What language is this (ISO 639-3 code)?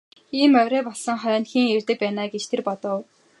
mon